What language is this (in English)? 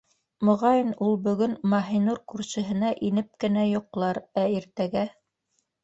Bashkir